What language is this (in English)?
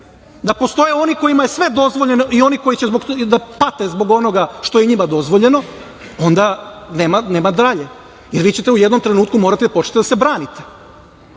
Serbian